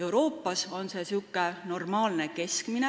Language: Estonian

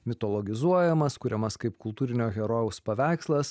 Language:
Lithuanian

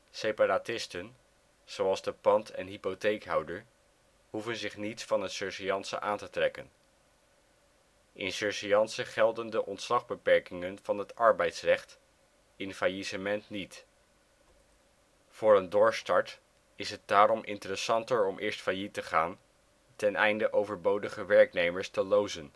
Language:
Dutch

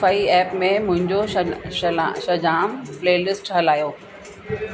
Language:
Sindhi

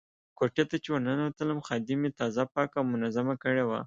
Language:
Pashto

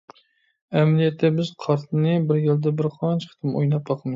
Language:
Uyghur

